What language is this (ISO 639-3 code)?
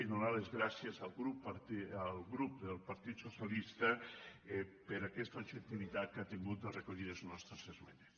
cat